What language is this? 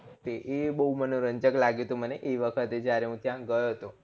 Gujarati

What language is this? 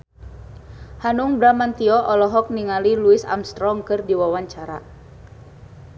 Sundanese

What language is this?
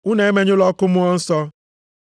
Igbo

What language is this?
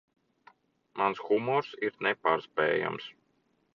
Latvian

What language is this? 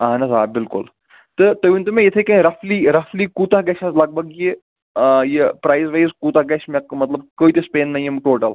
Kashmiri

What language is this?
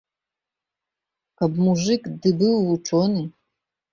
Belarusian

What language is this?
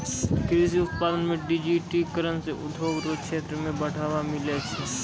Maithili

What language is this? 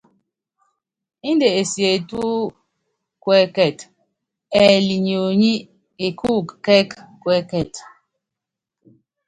Yangben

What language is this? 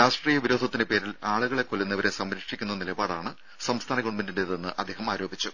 Malayalam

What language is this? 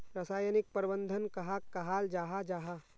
Magahi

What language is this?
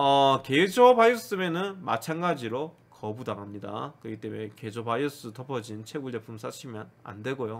Korean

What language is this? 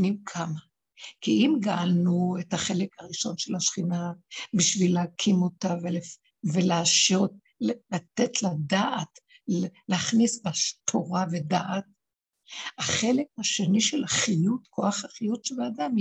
Hebrew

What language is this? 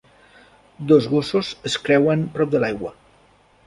Catalan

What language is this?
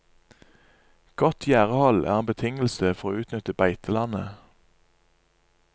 Norwegian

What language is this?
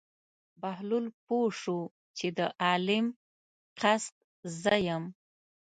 Pashto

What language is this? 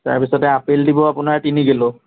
Assamese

